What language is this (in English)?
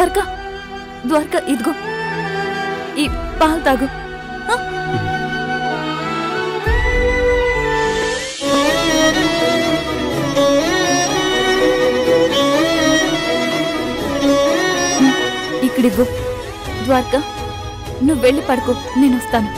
Telugu